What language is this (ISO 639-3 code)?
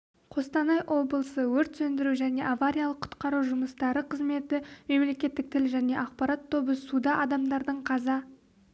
kaz